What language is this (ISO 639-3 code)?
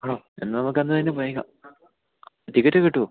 mal